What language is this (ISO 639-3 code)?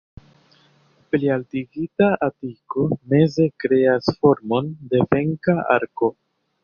epo